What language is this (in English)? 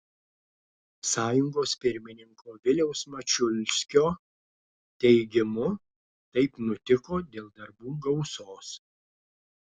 Lithuanian